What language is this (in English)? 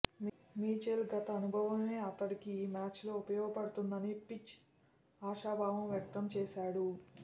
Telugu